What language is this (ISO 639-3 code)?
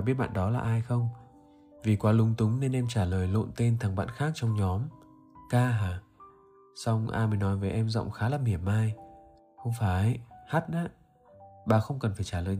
vie